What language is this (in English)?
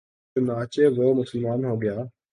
Urdu